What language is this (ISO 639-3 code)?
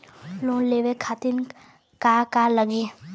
bho